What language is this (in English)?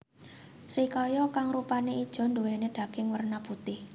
Javanese